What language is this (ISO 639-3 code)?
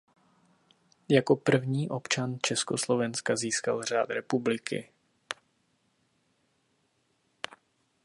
ces